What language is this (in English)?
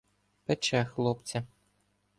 Ukrainian